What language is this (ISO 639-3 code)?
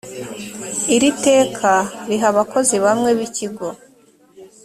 kin